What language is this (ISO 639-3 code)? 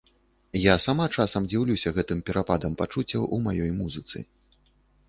bel